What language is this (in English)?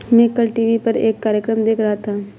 Hindi